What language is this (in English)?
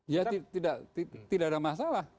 Indonesian